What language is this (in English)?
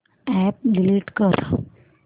Marathi